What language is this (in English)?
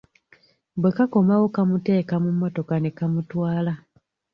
Ganda